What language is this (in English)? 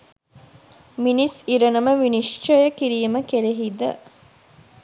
Sinhala